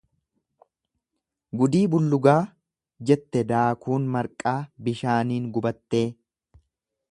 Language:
Oromo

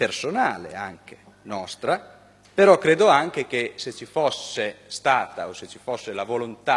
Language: Italian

